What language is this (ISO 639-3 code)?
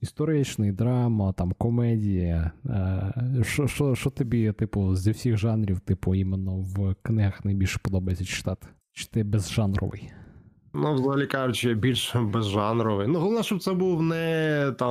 ukr